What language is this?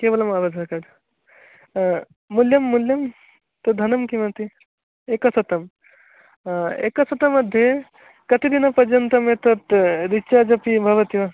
Sanskrit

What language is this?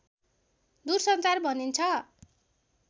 Nepali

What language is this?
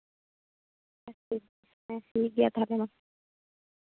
Santali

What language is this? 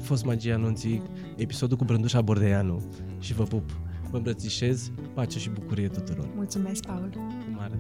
Romanian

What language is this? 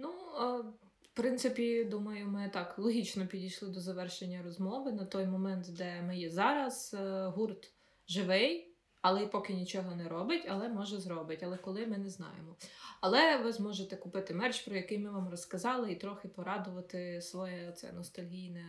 Ukrainian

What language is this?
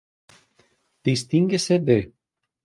Galician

